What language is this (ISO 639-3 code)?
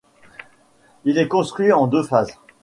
fra